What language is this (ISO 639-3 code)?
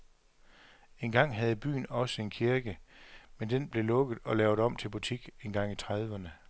dan